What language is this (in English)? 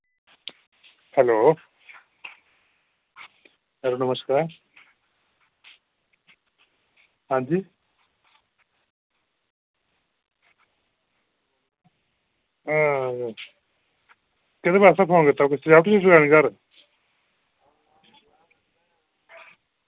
Dogri